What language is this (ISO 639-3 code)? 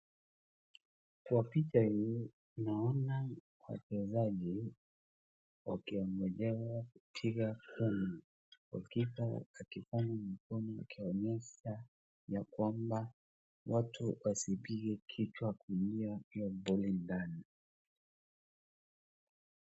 swa